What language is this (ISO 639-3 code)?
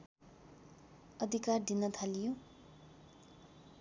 nep